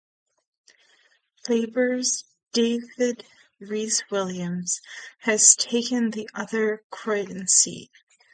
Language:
English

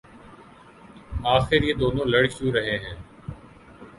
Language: Urdu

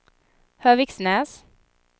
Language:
Swedish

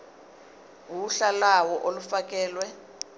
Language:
Zulu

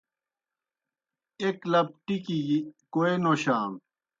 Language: Kohistani Shina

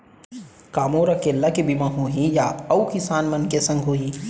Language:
Chhattisgarhi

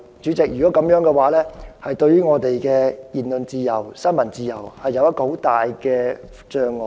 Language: Cantonese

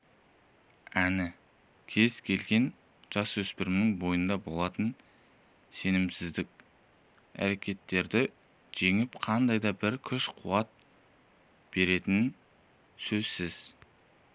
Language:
Kazakh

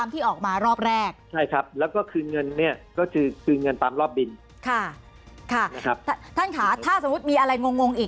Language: Thai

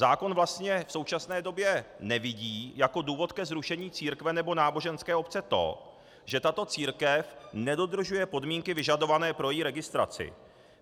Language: Czech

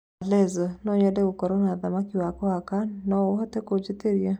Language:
Kikuyu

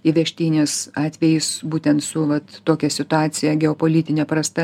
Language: Lithuanian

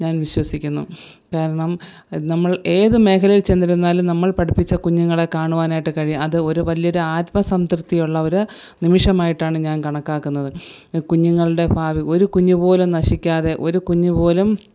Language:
Malayalam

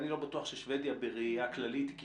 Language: Hebrew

